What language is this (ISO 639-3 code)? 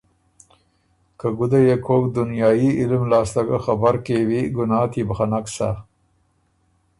oru